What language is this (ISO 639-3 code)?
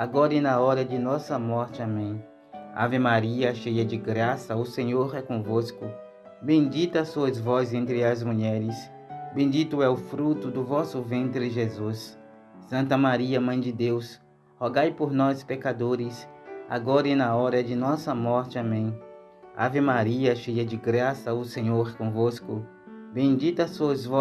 por